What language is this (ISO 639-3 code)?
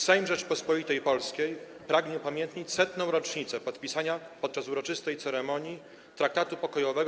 pol